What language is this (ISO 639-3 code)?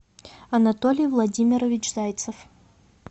rus